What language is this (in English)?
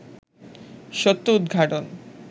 Bangla